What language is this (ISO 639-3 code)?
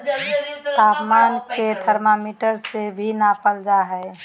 mag